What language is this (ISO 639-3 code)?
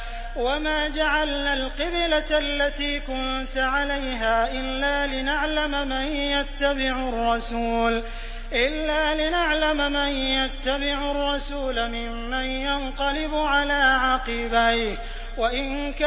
ara